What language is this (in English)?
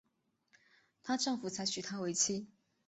Chinese